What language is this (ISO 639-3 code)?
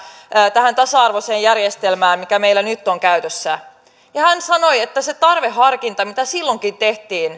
fin